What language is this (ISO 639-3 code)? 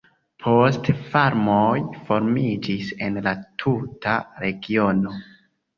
epo